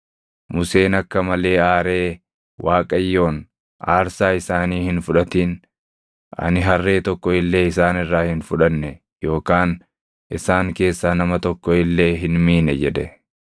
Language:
Oromo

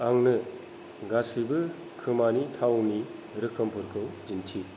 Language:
Bodo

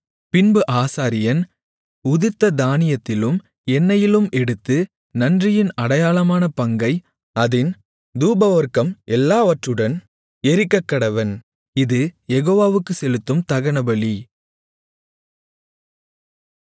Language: Tamil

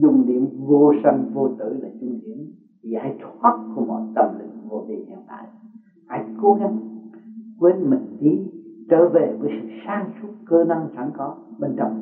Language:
Vietnamese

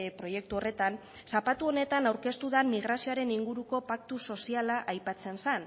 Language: Basque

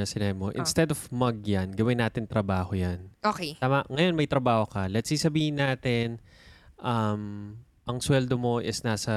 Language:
Filipino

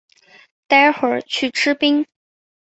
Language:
Chinese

